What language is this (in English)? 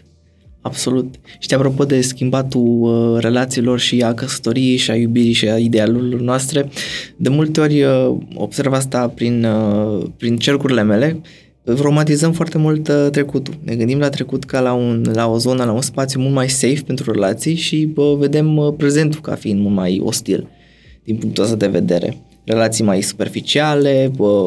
Romanian